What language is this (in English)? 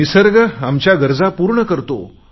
Marathi